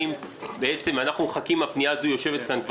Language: Hebrew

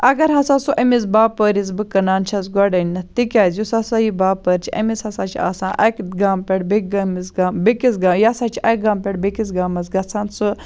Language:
Kashmiri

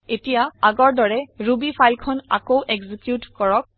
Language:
Assamese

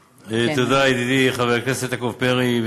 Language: Hebrew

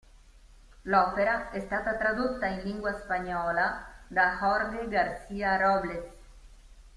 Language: Italian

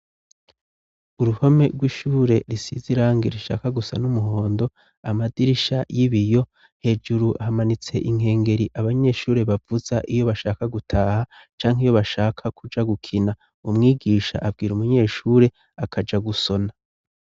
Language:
Rundi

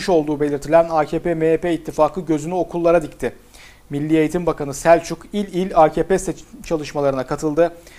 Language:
Turkish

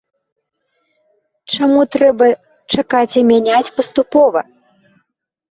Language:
Belarusian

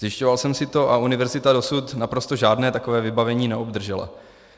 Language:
Czech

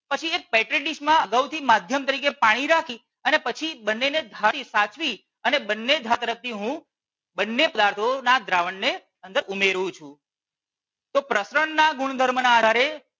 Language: Gujarati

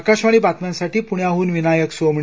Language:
Marathi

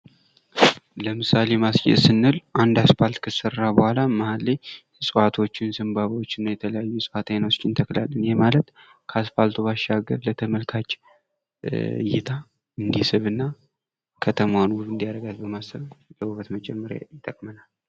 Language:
Amharic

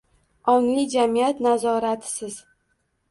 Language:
Uzbek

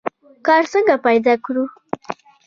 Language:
Pashto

